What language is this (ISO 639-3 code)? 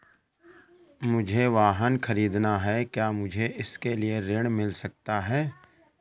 hin